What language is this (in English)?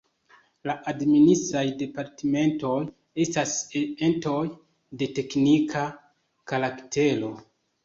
Esperanto